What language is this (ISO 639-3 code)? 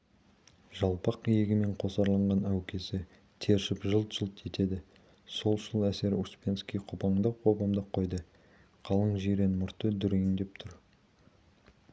kaz